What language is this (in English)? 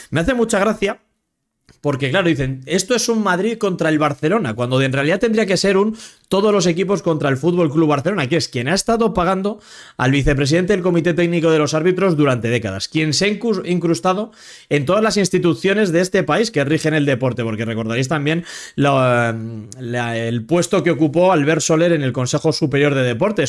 Spanish